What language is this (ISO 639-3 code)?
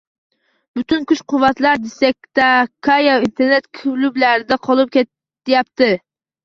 uzb